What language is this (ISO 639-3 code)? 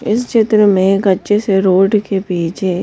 hin